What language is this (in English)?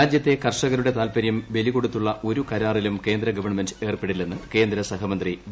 Malayalam